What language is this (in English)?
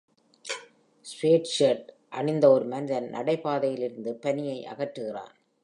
Tamil